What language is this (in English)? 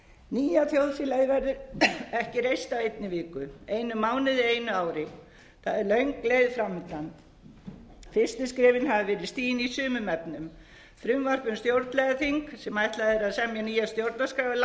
Icelandic